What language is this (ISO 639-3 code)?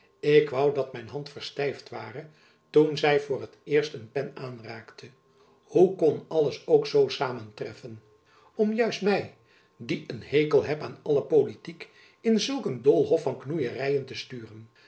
nld